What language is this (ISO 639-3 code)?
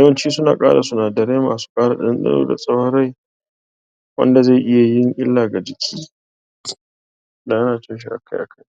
hau